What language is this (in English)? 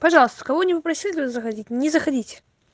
Russian